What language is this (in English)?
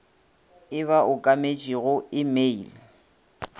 Northern Sotho